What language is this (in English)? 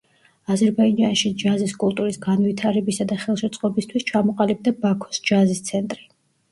Georgian